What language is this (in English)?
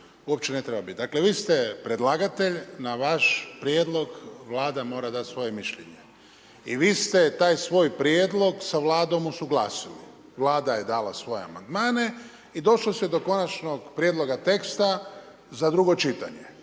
Croatian